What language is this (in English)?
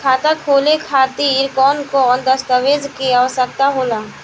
Bhojpuri